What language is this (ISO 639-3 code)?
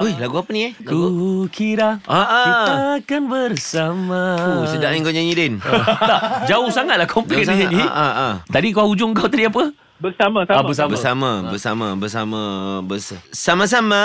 msa